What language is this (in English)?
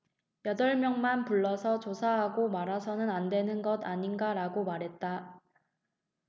Korean